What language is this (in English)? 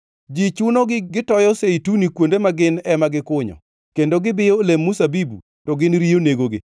Luo (Kenya and Tanzania)